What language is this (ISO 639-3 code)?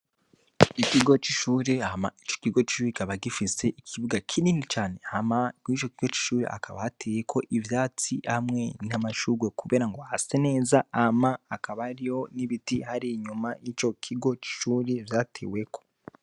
run